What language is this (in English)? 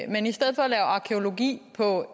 Danish